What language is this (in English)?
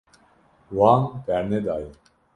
Kurdish